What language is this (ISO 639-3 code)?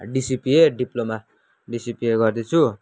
nep